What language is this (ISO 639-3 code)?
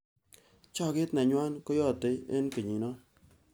kln